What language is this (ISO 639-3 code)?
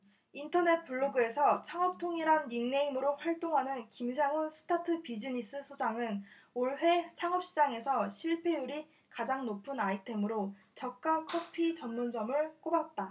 kor